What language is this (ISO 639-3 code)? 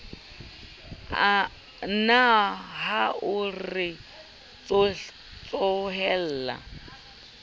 sot